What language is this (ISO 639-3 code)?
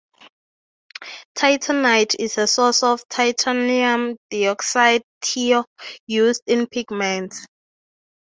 eng